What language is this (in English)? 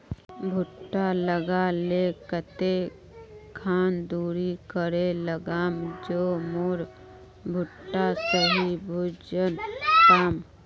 Magahi